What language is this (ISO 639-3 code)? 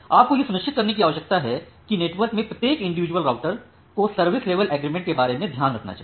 hin